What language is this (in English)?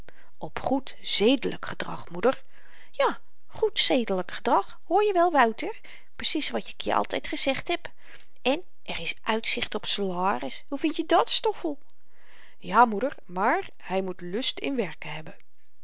Dutch